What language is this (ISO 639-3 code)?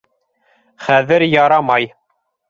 bak